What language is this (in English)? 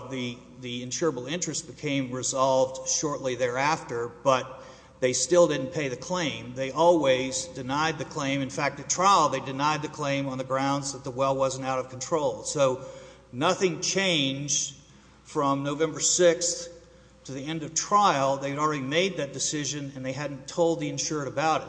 English